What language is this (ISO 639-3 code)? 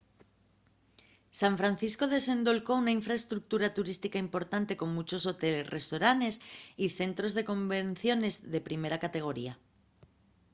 ast